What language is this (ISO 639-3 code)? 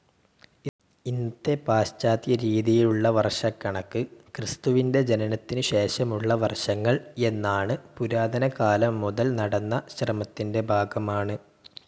mal